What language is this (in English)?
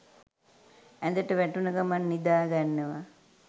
Sinhala